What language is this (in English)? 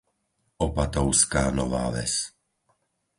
Slovak